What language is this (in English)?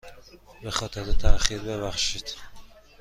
Persian